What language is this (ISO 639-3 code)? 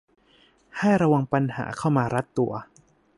tha